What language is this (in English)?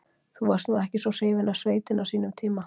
Icelandic